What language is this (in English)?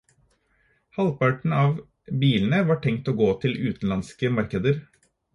Norwegian Bokmål